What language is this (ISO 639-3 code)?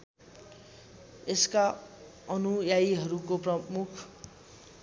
nep